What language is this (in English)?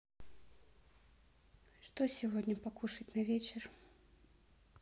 Russian